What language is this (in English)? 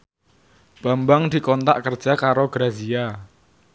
Javanese